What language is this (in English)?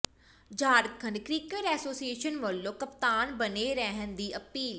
Punjabi